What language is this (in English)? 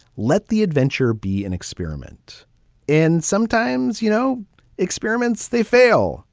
English